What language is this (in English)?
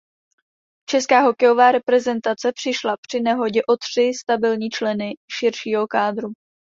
Czech